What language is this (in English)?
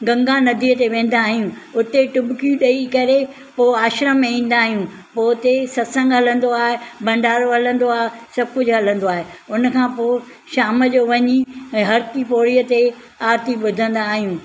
Sindhi